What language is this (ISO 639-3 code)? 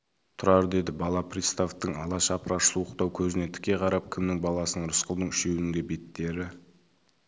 kaz